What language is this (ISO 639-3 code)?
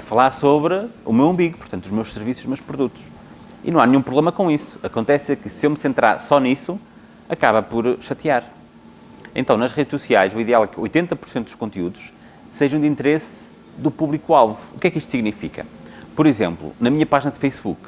por